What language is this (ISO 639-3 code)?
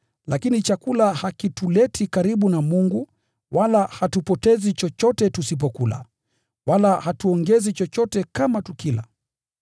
swa